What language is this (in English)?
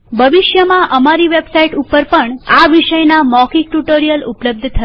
Gujarati